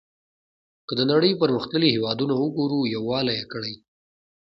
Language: Pashto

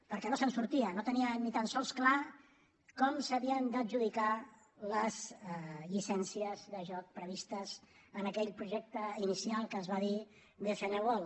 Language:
Catalan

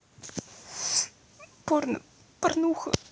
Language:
Russian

